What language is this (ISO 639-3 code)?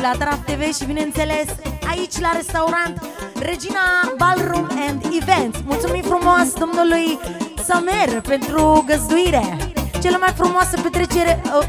ron